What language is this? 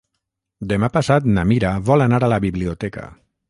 Catalan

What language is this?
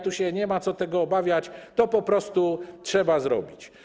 Polish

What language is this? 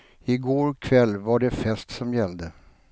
Swedish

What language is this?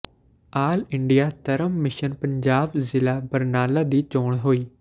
Punjabi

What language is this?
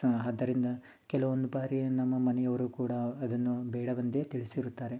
Kannada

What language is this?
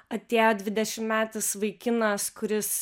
Lithuanian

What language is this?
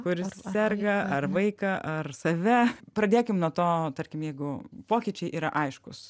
Lithuanian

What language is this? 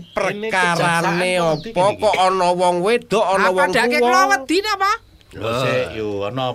Indonesian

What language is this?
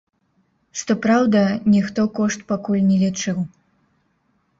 Belarusian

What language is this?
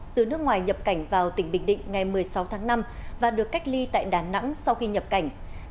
Vietnamese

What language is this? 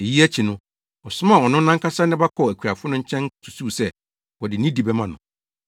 Akan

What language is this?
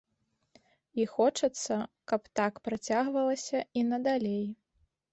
Belarusian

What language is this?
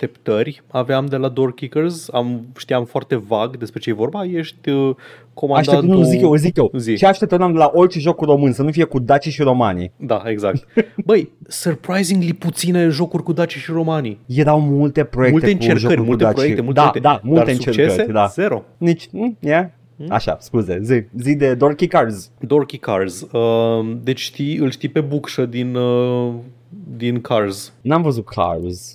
Romanian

